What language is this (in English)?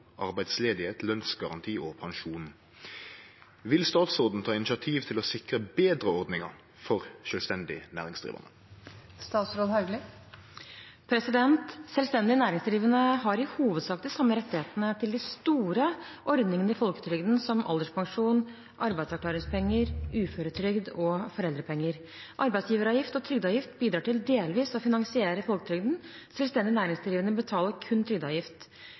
Norwegian Bokmål